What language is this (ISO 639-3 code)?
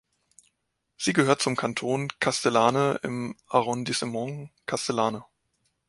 deu